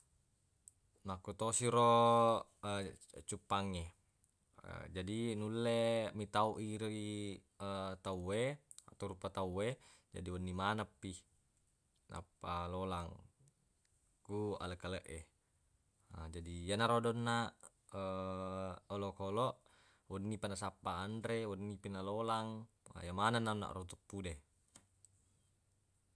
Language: Buginese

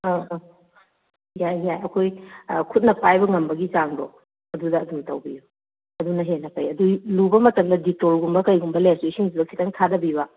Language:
Manipuri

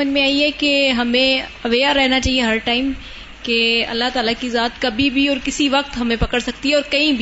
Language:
Urdu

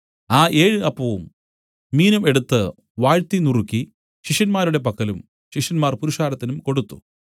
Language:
Malayalam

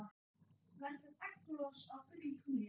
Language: Icelandic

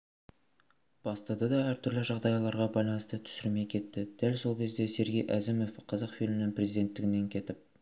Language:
Kazakh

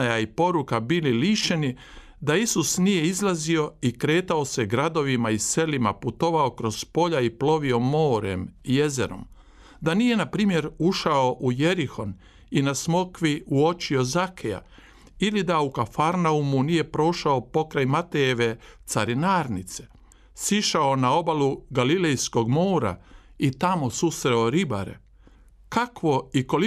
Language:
Croatian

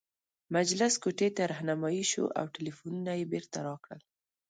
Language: Pashto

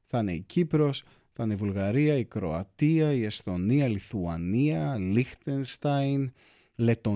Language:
Greek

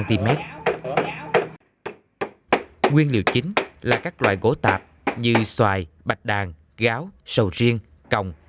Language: Vietnamese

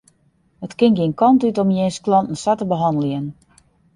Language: Western Frisian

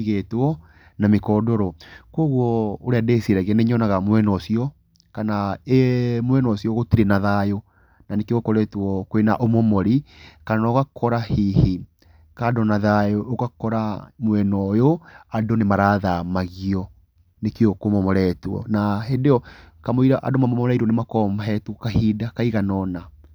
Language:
Kikuyu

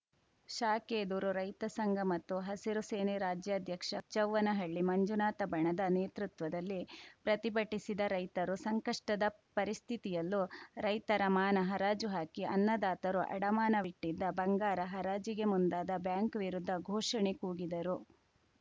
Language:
Kannada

